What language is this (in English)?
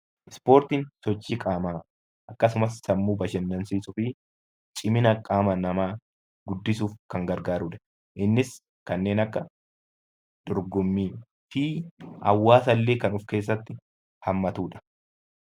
Oromo